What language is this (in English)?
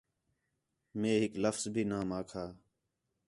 Khetrani